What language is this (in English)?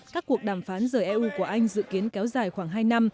Vietnamese